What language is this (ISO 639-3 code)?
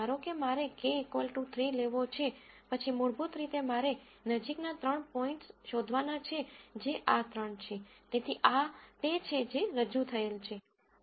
guj